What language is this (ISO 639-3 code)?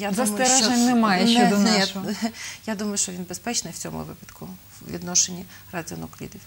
ukr